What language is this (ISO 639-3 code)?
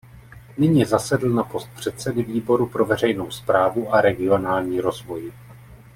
ces